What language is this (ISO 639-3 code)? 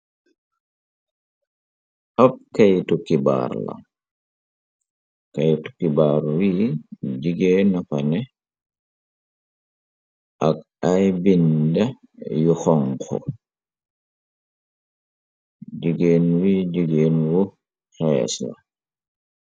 wol